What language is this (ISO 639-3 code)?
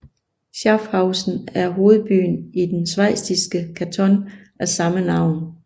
dan